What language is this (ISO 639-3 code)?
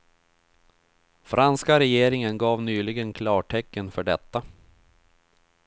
swe